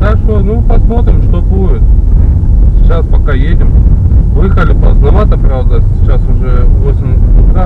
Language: Russian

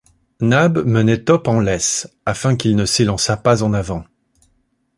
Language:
French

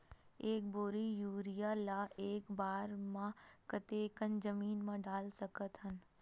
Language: Chhattisgarhi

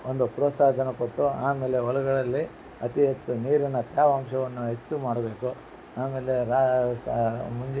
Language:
Kannada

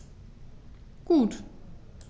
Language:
German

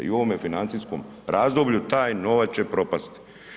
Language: Croatian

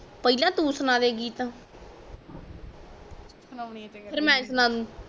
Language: Punjabi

